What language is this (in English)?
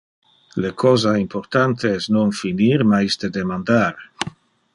Interlingua